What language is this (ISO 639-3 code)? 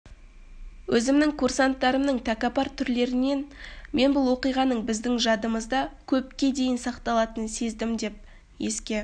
kaz